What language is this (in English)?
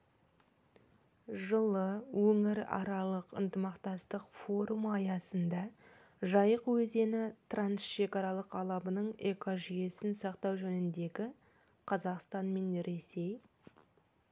Kazakh